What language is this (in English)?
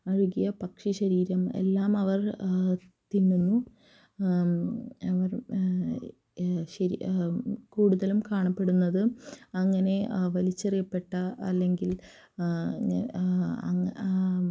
Malayalam